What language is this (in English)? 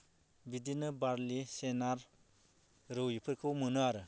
Bodo